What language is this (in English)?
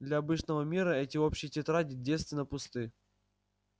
Russian